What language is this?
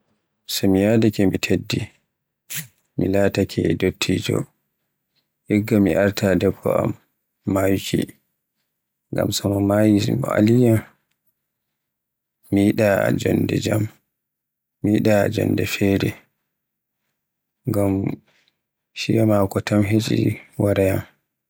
Borgu Fulfulde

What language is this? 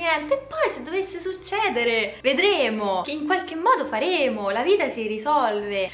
Italian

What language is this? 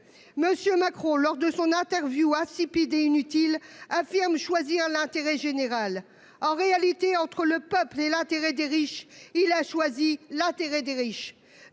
French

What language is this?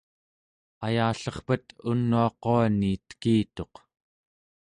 Central Yupik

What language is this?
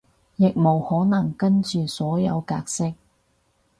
Cantonese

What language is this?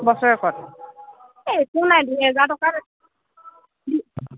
Assamese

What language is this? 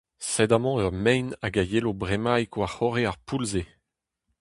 Breton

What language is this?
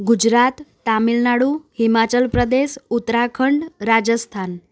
Gujarati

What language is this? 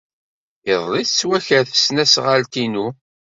Kabyle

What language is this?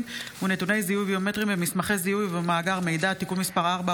Hebrew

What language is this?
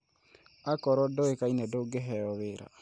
Kikuyu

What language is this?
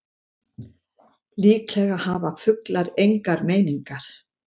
Icelandic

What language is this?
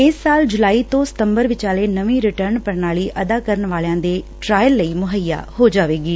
Punjabi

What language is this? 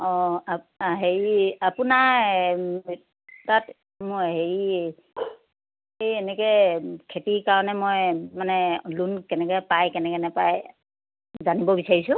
Assamese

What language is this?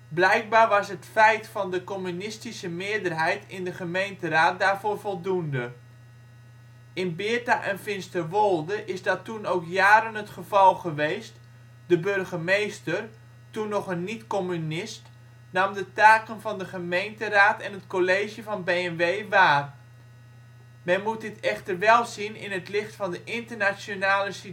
Dutch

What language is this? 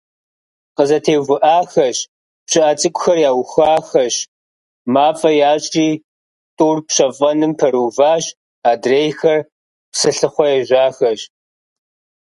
Kabardian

